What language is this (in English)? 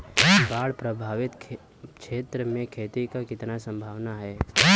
Bhojpuri